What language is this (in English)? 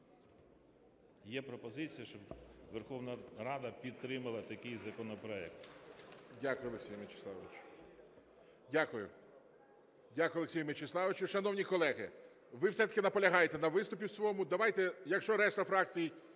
Ukrainian